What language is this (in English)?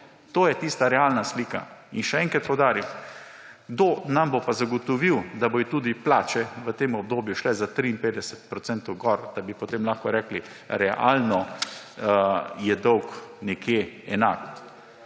Slovenian